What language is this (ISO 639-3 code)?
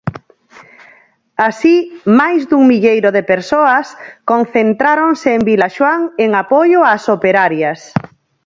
glg